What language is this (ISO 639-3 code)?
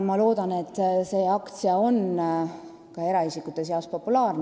est